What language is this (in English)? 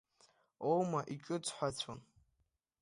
Abkhazian